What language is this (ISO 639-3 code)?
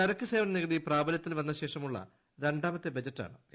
mal